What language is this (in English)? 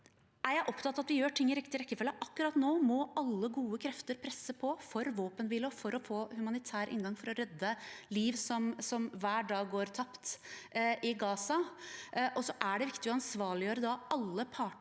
Norwegian